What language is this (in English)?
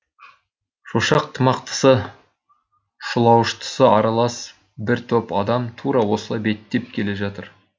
Kazakh